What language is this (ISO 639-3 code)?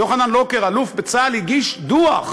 heb